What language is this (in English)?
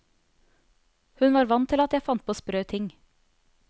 Norwegian